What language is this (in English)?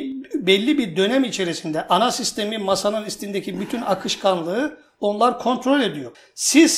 Turkish